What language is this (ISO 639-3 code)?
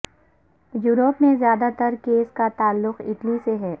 urd